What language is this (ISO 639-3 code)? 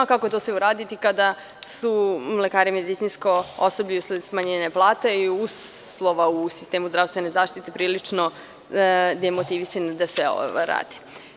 srp